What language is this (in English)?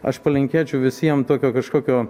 Lithuanian